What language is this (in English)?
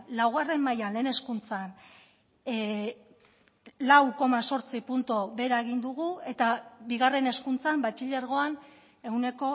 Basque